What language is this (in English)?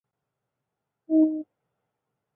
Chinese